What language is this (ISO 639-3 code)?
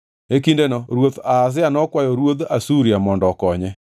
luo